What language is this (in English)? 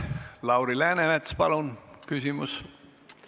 Estonian